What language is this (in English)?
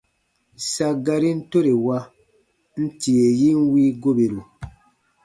Baatonum